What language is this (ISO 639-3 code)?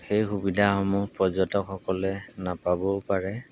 asm